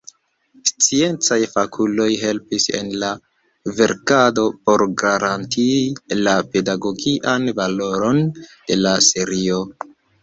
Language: Esperanto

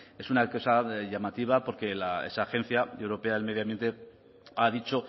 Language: Spanish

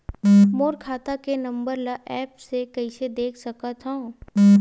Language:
Chhattisgarhi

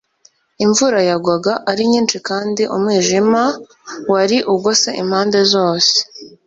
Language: Kinyarwanda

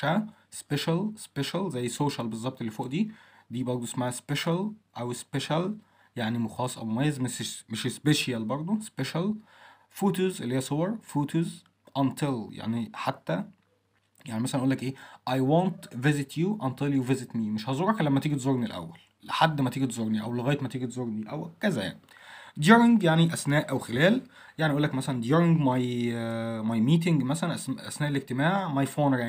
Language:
Arabic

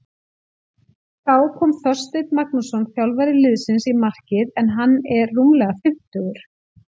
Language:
Icelandic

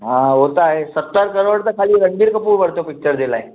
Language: Sindhi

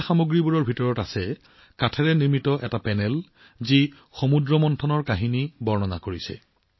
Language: Assamese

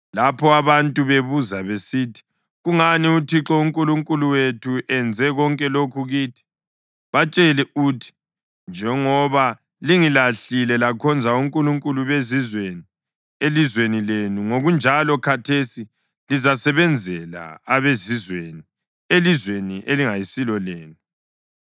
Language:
North Ndebele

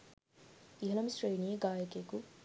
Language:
Sinhala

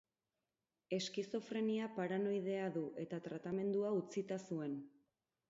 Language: Basque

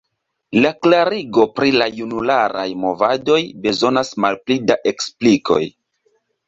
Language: Esperanto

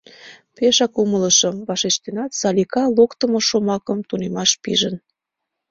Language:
Mari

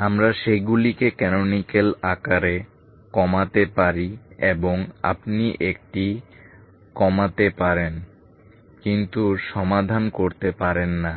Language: Bangla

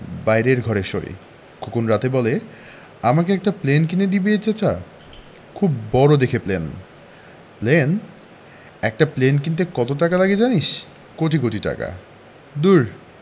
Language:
Bangla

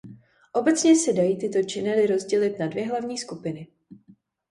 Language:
Czech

